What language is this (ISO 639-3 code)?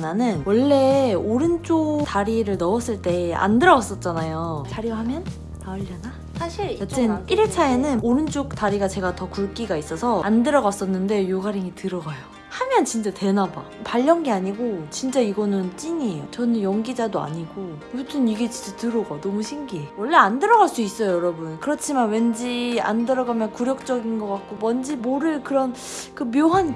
kor